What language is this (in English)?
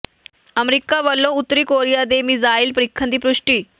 Punjabi